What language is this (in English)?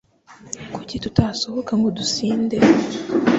Kinyarwanda